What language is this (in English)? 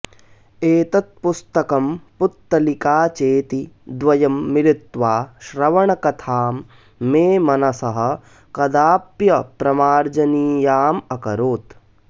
Sanskrit